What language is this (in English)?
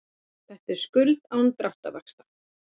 Icelandic